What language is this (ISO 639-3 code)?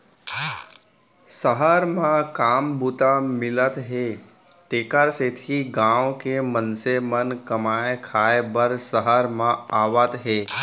hne